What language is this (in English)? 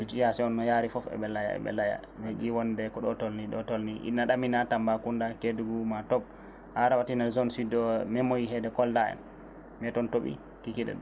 Fula